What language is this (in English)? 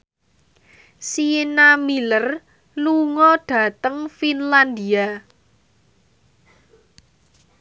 Javanese